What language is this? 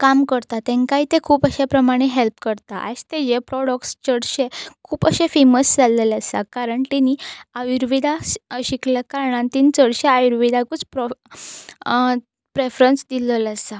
Konkani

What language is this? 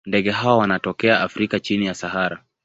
Swahili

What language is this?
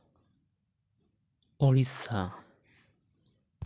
Santali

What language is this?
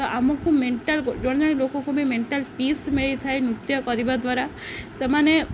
Odia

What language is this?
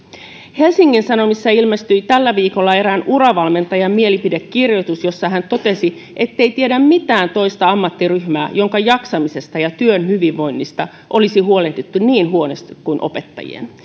Finnish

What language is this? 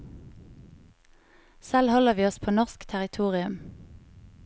Norwegian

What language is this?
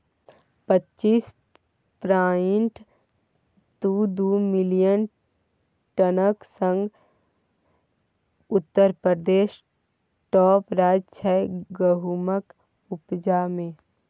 Maithili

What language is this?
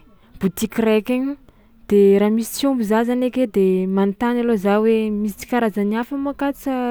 Tsimihety Malagasy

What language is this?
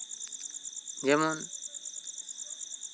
Santali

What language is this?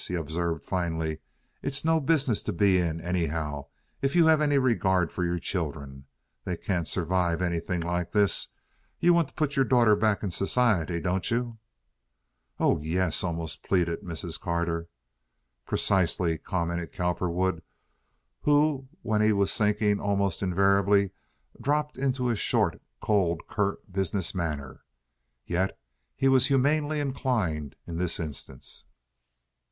English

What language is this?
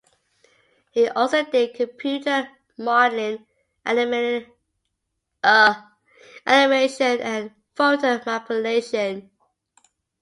English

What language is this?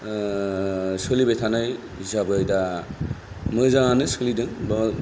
Bodo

